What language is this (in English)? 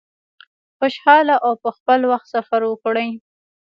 Pashto